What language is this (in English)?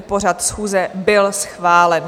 Czech